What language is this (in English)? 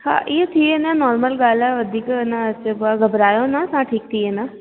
Sindhi